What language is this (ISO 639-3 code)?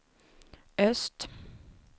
swe